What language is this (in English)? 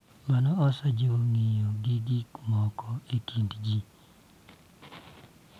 Luo (Kenya and Tanzania)